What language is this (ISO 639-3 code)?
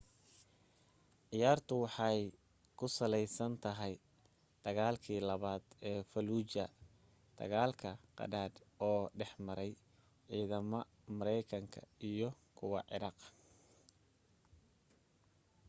som